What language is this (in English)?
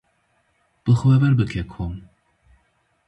Kurdish